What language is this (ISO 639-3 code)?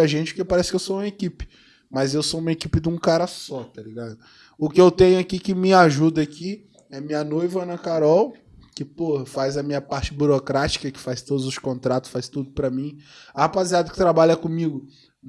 por